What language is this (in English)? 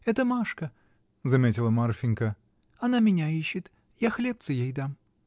Russian